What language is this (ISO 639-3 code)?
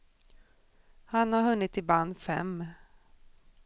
swe